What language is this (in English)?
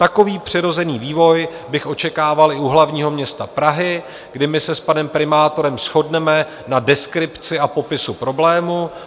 Czech